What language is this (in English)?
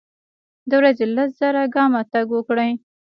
Pashto